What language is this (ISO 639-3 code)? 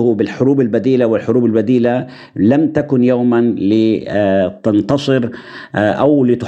ara